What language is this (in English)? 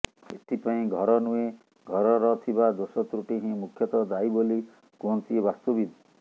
Odia